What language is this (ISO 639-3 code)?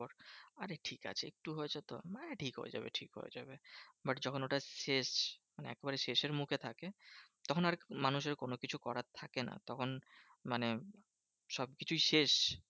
ben